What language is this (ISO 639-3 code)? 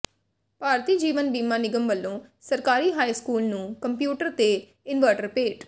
pan